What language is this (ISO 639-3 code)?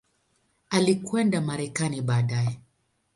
swa